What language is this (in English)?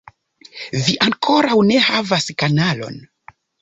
Esperanto